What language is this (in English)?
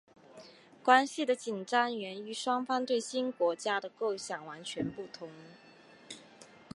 Chinese